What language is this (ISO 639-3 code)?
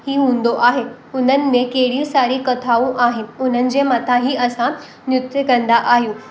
snd